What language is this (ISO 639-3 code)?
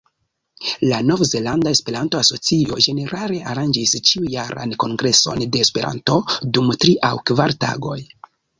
epo